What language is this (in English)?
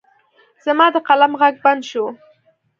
Pashto